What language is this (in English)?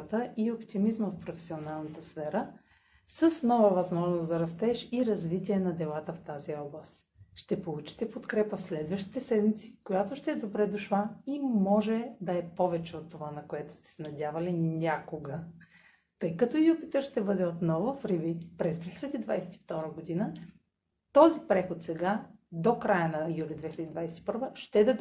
Bulgarian